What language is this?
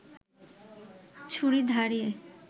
Bangla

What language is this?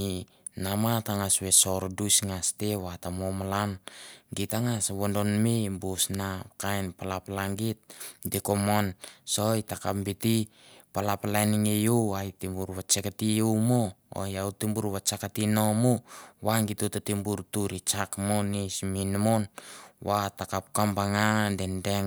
Mandara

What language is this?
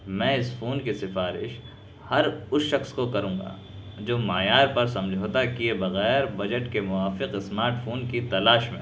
Urdu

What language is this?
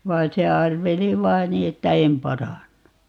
Finnish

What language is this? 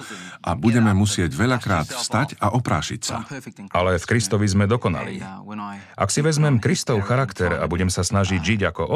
Slovak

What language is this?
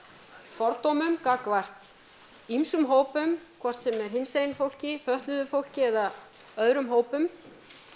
Icelandic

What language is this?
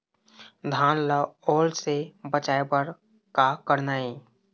Chhattisgarhi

